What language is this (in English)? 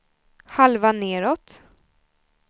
Swedish